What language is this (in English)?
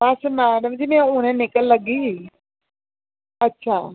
Dogri